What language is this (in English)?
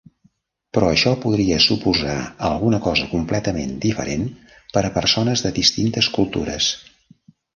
Catalan